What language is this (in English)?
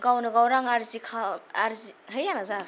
Bodo